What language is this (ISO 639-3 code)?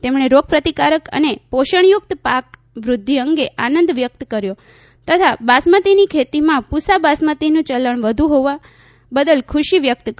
guj